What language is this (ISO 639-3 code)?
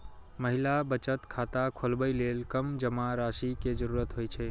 mai